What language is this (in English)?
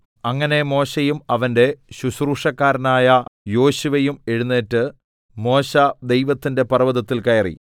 Malayalam